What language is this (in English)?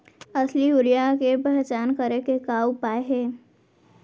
Chhattisgarhi